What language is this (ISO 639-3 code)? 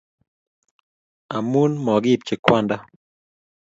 kln